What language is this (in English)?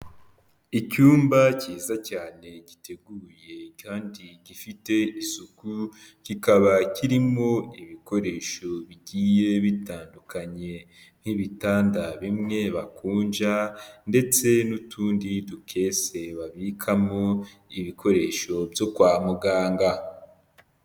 Kinyarwanda